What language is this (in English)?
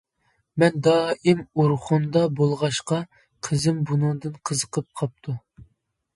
Uyghur